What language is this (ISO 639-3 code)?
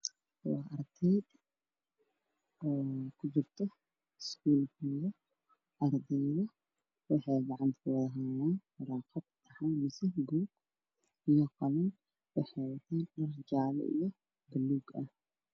som